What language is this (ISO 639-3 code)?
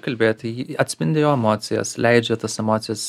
lit